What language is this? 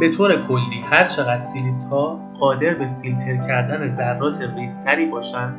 Persian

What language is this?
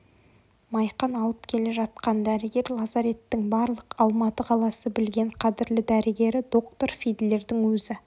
Kazakh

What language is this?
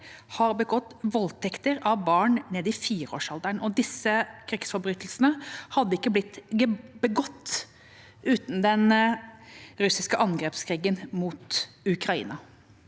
Norwegian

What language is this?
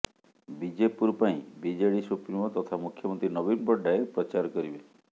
Odia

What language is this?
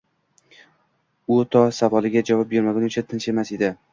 Uzbek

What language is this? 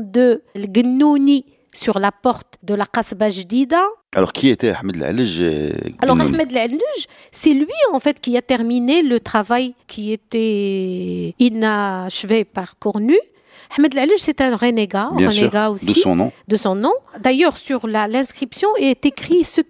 French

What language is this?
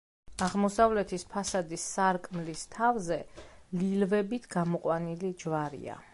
Georgian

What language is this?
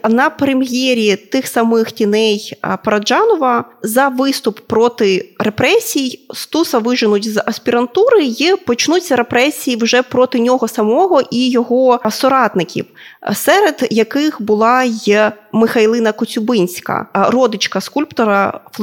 Ukrainian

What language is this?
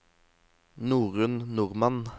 Norwegian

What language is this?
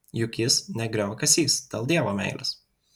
Lithuanian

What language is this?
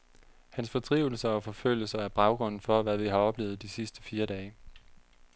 Danish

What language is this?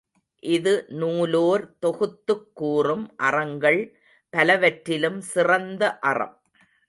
Tamil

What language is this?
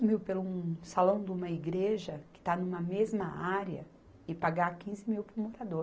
Portuguese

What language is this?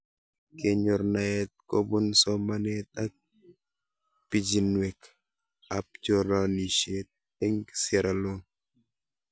Kalenjin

